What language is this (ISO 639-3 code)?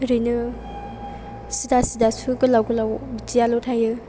brx